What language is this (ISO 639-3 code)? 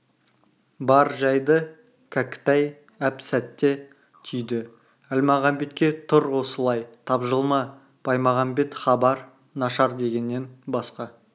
kaz